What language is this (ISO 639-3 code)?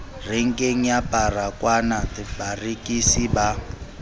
sot